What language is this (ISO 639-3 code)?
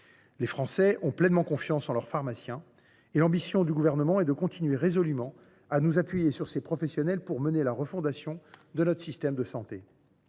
fra